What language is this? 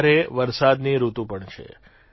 Gujarati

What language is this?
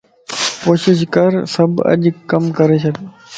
Lasi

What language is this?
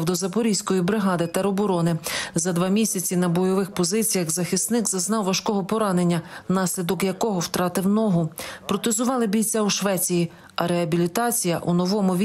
Ukrainian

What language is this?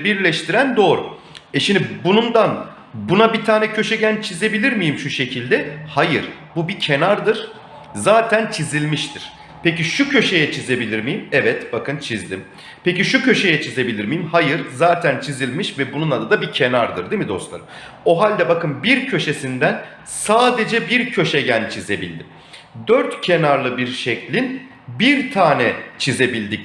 Turkish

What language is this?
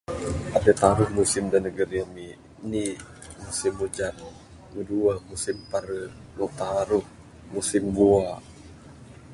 Bukar-Sadung Bidayuh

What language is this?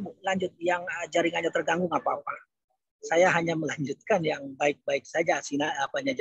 Indonesian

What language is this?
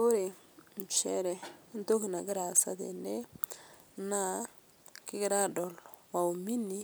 Masai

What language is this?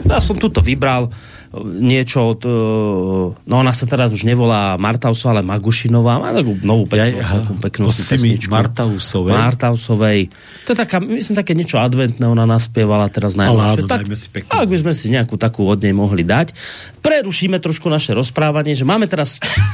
Slovak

